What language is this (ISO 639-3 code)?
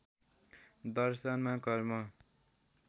nep